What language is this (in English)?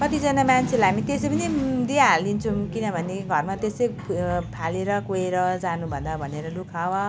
Nepali